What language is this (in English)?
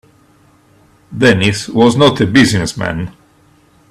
English